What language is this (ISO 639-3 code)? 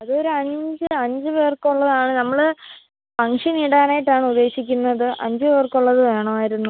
mal